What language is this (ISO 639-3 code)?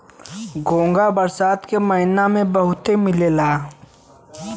bho